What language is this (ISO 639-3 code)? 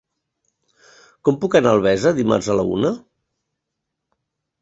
cat